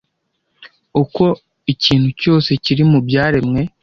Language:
Kinyarwanda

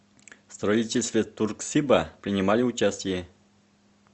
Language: Russian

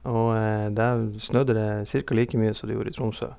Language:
Norwegian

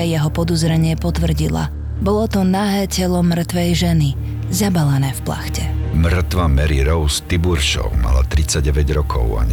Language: Slovak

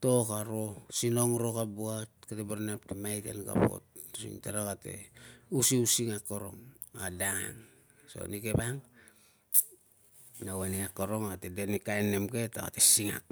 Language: Tungag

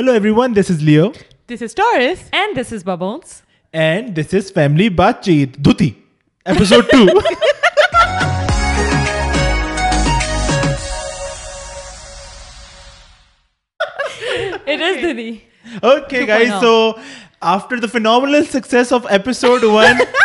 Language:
Urdu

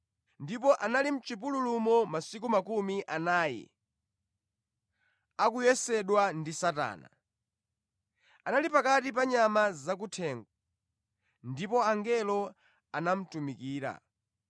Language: Nyanja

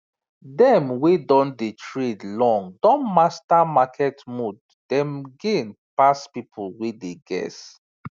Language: Nigerian Pidgin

